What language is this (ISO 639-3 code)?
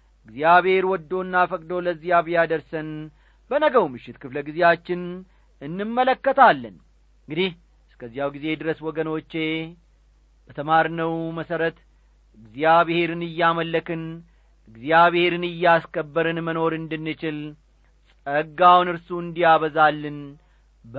amh